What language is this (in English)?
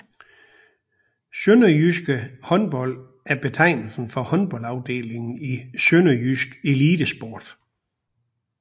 Danish